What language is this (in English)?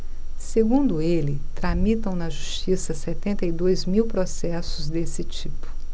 Portuguese